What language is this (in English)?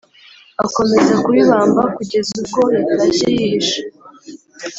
Kinyarwanda